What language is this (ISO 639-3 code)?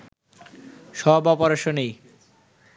ben